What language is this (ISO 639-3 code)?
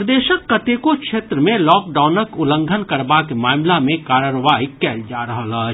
mai